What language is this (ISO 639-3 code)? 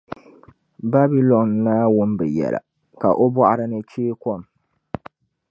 dag